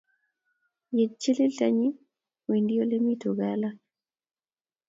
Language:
Kalenjin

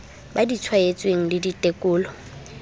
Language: Southern Sotho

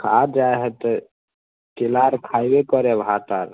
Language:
Maithili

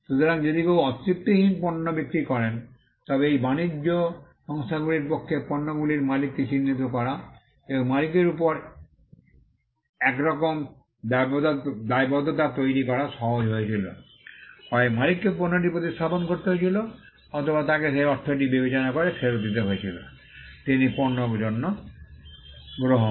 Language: Bangla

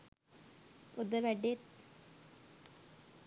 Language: Sinhala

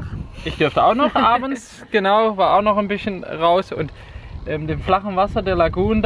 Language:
German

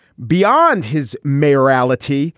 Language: English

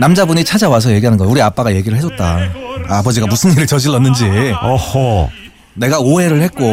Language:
Korean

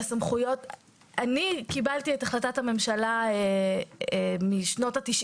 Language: Hebrew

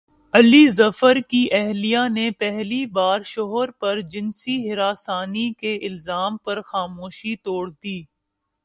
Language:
Urdu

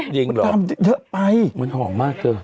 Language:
Thai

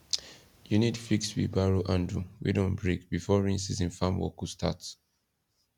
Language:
Nigerian Pidgin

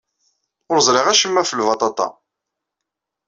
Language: Kabyle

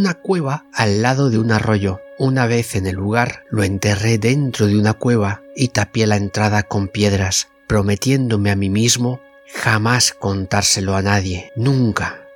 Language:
Spanish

